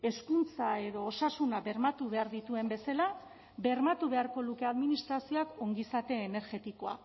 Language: Basque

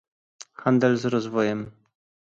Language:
Polish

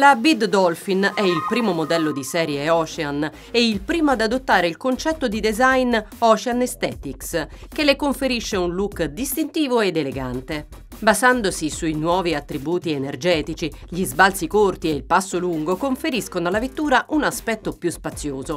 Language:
Italian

